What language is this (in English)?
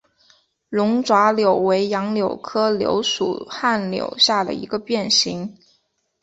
Chinese